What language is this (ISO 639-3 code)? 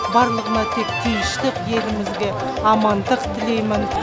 kaz